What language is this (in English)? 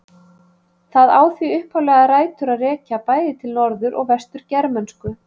Icelandic